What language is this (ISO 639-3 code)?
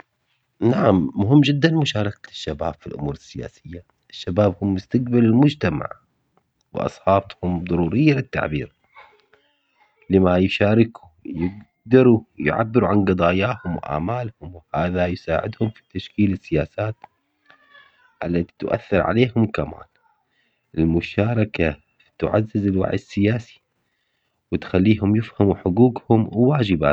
acx